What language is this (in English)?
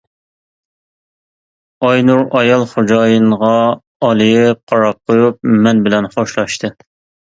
Uyghur